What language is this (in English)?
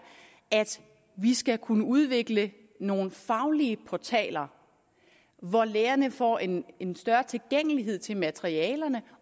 Danish